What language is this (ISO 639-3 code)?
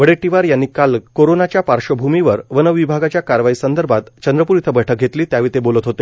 mar